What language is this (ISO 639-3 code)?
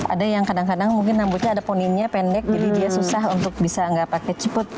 ind